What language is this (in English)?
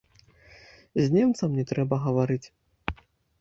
Belarusian